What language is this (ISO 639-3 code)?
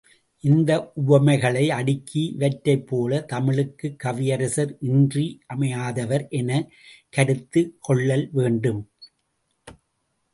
tam